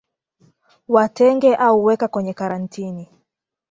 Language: Swahili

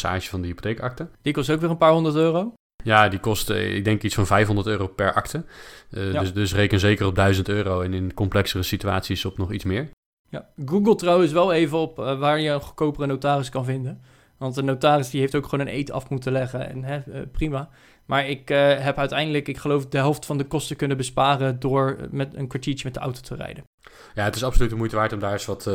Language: Dutch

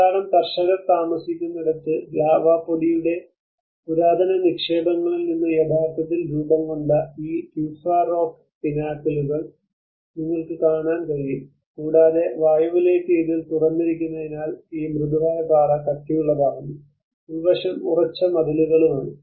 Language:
Malayalam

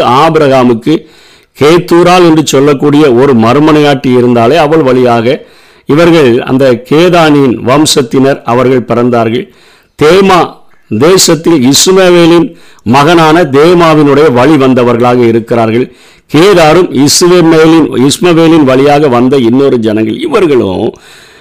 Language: Tamil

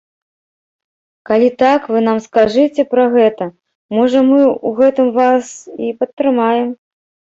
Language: Belarusian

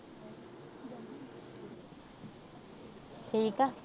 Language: Punjabi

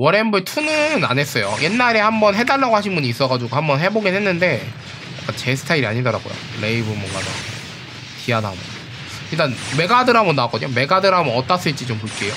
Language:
Korean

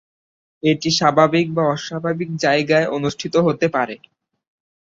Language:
Bangla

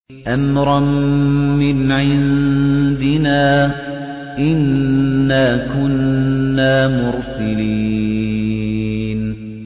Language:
Arabic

